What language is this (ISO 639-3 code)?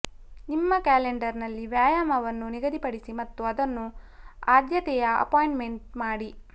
kan